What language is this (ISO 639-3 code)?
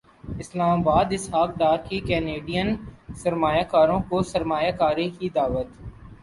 urd